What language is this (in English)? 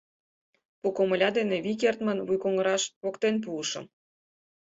Mari